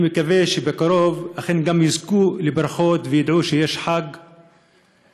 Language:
Hebrew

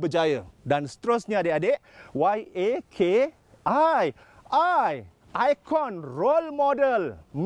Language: Malay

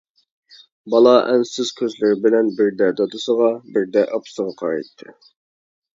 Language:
Uyghur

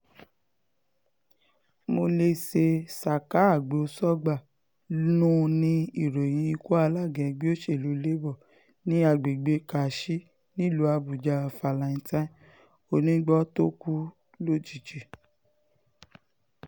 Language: Yoruba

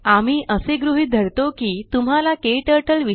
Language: Marathi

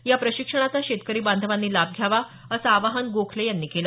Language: Marathi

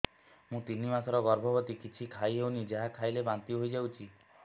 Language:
Odia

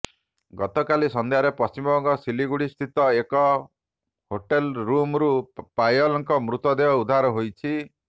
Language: Odia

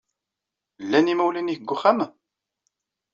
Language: Kabyle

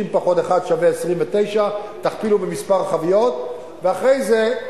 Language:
Hebrew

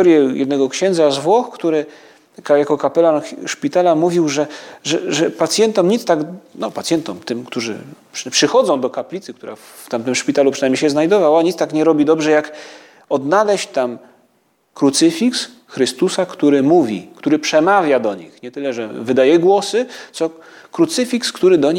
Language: Polish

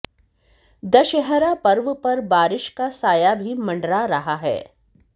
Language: Hindi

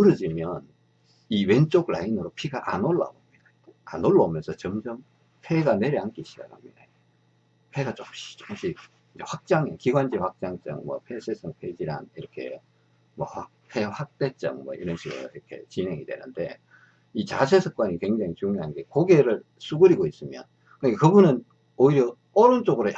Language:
Korean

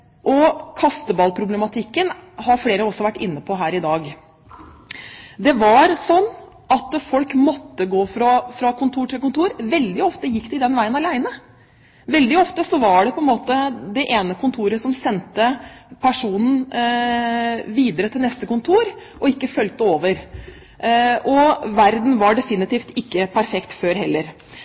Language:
Norwegian Bokmål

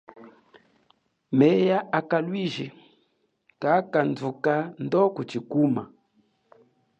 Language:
Chokwe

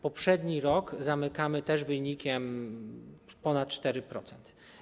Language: Polish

